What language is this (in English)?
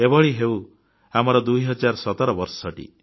Odia